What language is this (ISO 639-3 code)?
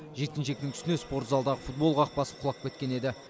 kaz